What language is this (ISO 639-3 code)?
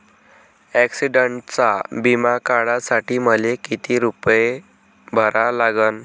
mar